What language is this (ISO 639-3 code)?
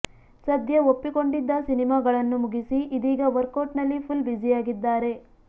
kan